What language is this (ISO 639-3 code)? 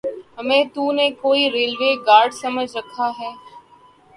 urd